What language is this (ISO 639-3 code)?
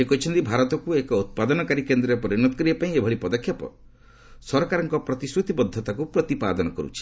ori